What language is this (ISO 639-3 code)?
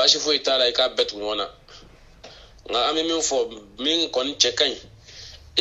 fra